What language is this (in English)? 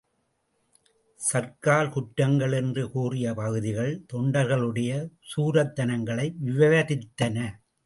Tamil